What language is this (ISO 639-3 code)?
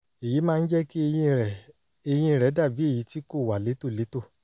yor